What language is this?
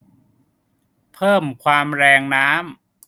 Thai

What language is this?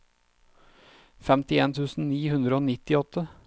Norwegian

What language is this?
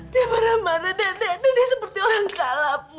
Indonesian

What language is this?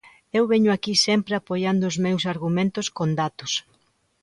Galician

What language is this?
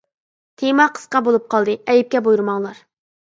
Uyghur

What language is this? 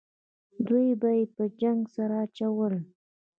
Pashto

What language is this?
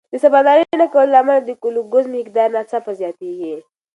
Pashto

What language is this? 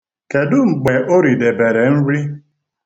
Igbo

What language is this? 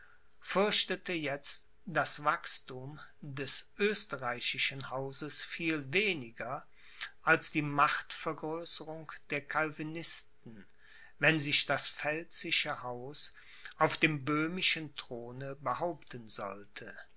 German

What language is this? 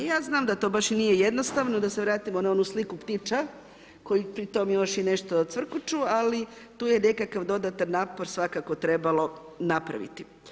Croatian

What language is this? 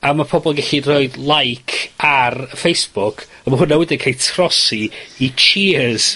Welsh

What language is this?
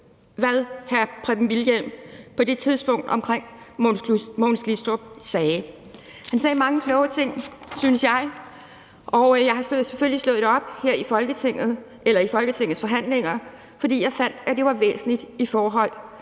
Danish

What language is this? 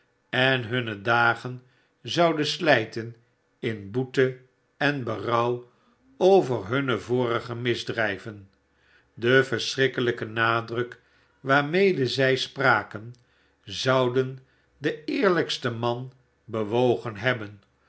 Dutch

